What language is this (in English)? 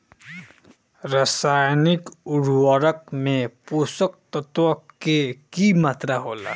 Bhojpuri